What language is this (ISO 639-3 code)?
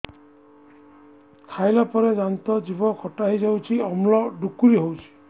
ori